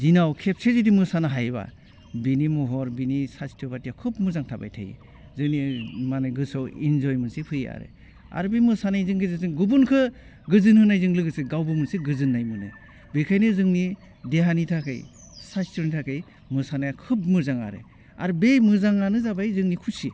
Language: Bodo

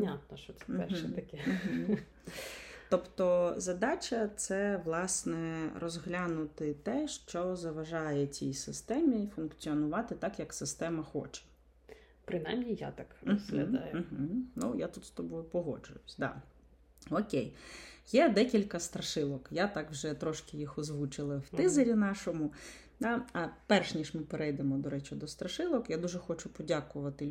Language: Ukrainian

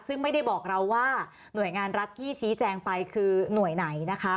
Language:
Thai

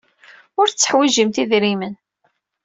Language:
Kabyle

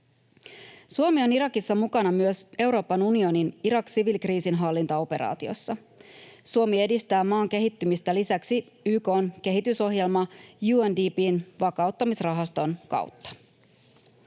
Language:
Finnish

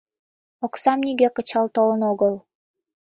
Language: Mari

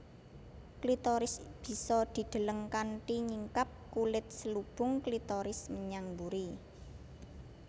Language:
Javanese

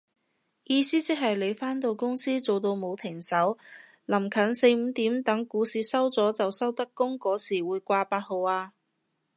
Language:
Cantonese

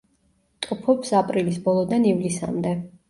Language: Georgian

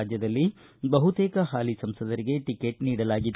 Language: Kannada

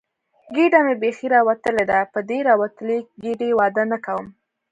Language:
Pashto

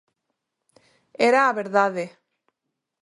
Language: Galician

